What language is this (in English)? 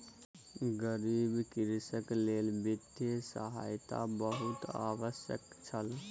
Maithili